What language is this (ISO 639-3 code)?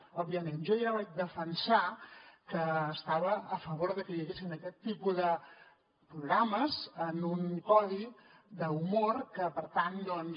cat